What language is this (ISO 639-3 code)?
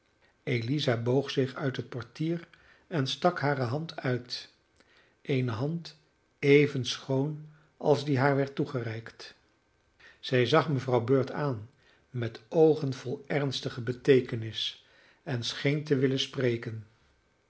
nld